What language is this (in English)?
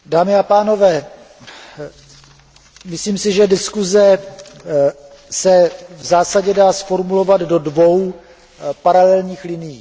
Czech